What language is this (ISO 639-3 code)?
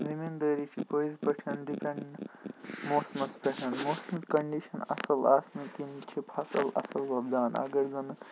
kas